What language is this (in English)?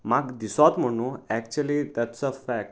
Konkani